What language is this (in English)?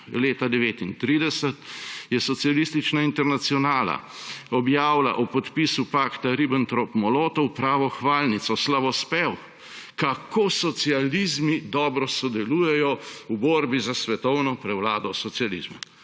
Slovenian